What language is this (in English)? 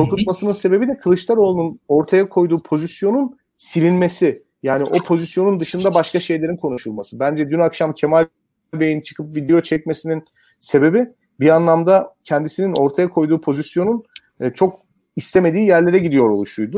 Turkish